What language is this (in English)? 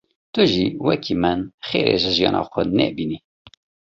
Kurdish